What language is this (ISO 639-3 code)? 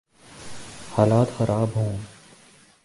urd